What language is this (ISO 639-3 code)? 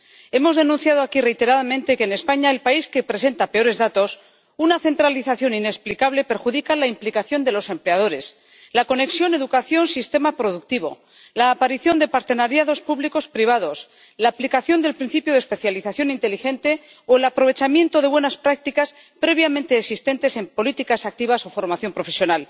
spa